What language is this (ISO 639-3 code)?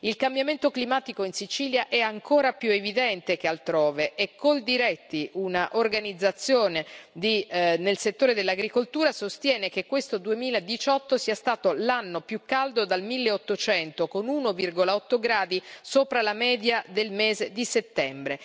ita